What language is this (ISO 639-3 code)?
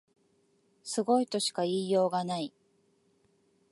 jpn